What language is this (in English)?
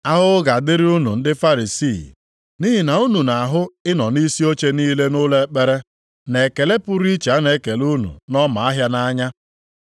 Igbo